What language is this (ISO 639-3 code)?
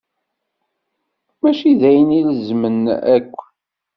kab